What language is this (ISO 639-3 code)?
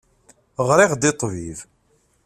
kab